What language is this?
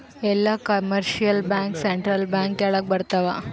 Kannada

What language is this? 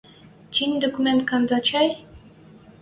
Western Mari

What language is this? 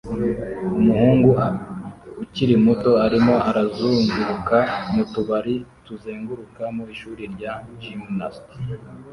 Kinyarwanda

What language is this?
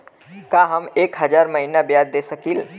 Bhojpuri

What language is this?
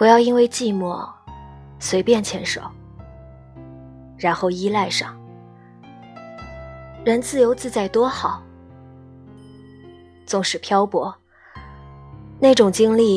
Chinese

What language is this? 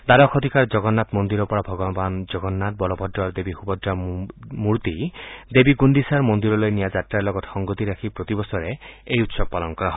Assamese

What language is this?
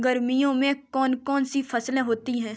Hindi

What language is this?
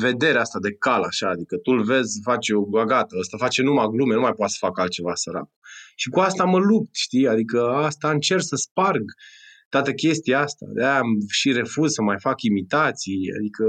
Romanian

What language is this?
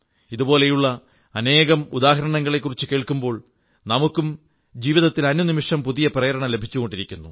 Malayalam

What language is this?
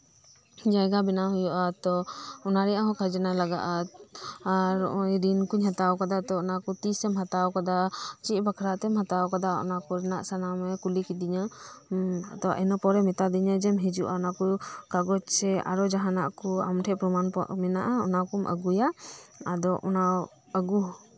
Santali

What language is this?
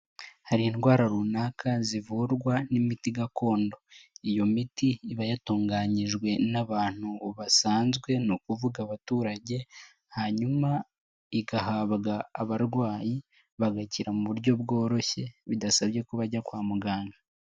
Kinyarwanda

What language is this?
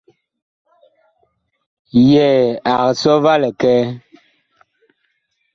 Bakoko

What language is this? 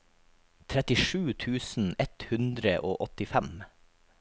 Norwegian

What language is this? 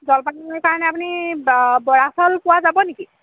Assamese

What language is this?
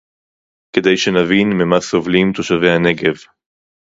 Hebrew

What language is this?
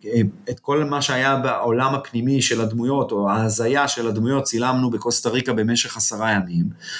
Hebrew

